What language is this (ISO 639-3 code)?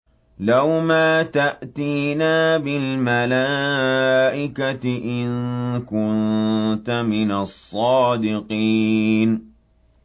ara